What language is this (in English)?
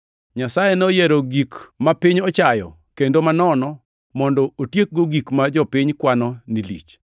Luo (Kenya and Tanzania)